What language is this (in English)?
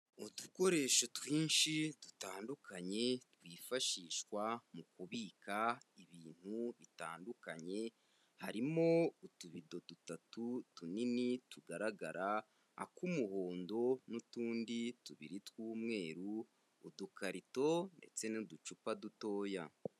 Kinyarwanda